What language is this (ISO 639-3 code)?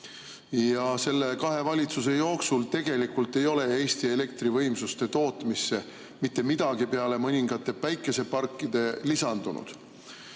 est